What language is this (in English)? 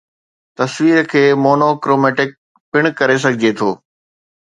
Sindhi